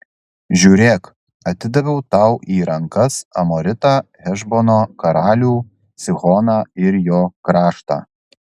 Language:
Lithuanian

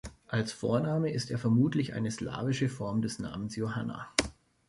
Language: German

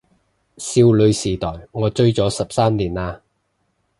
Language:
Cantonese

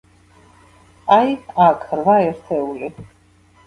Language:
Georgian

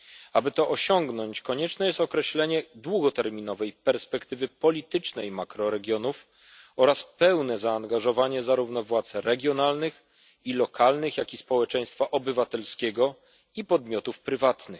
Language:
Polish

